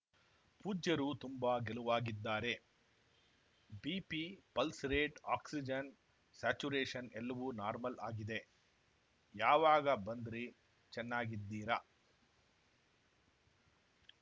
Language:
Kannada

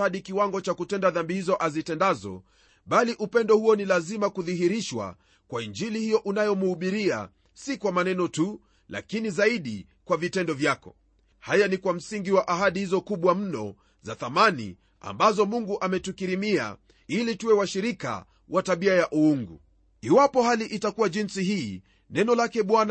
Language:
Swahili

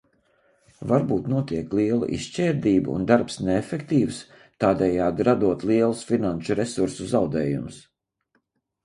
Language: Latvian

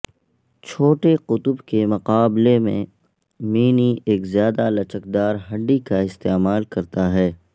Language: Urdu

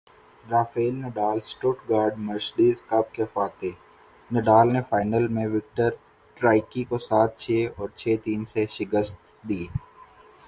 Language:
Urdu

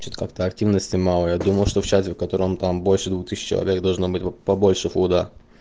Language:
Russian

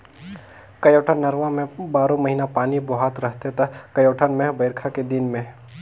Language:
Chhattisgarhi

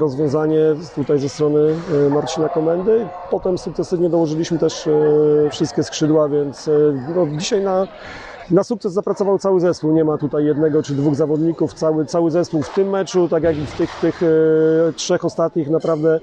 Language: Polish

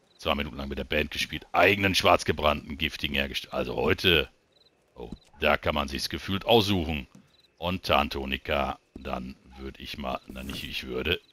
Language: German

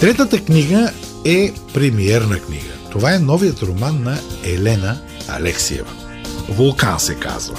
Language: Bulgarian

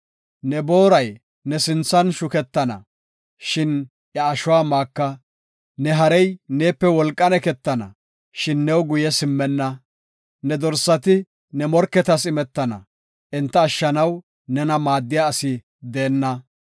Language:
Gofa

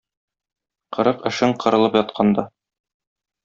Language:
Tatar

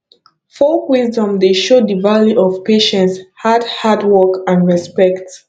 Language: Nigerian Pidgin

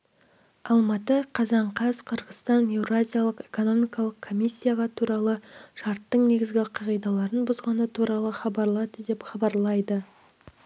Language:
Kazakh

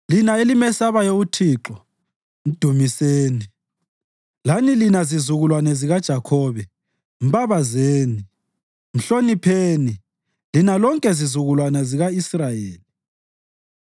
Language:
North Ndebele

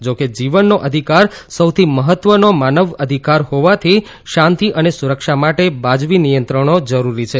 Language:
Gujarati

